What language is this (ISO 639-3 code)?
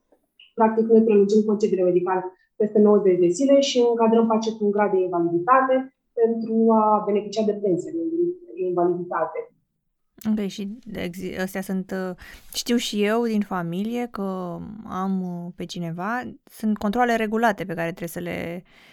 ron